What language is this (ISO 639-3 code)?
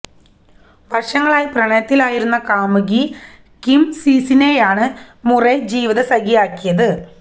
mal